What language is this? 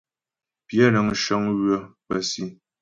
Ghomala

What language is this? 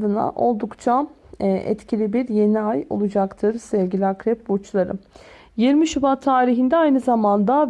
Turkish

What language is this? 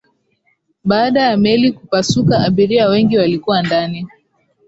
Swahili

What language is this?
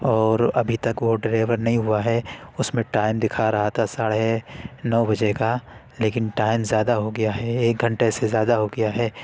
Urdu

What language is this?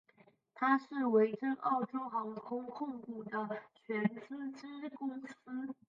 Chinese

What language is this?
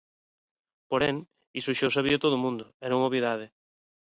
Galician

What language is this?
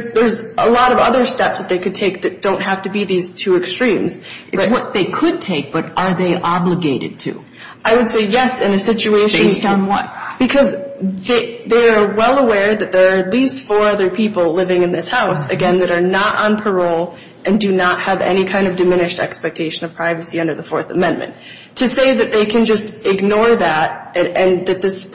English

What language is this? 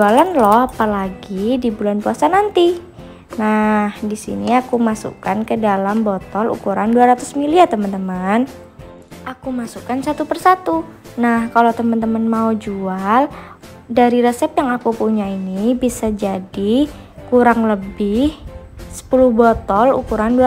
Indonesian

